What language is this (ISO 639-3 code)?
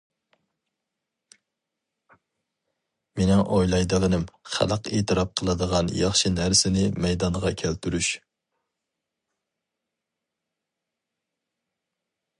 uig